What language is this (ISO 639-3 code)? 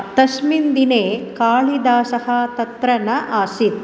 san